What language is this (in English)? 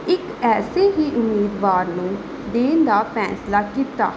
Punjabi